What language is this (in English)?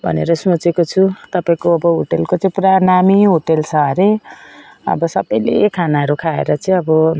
Nepali